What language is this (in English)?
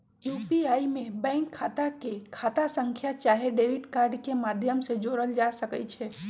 Magahi